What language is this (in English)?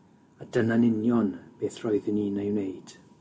Welsh